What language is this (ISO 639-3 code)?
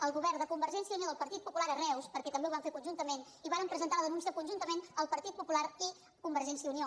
cat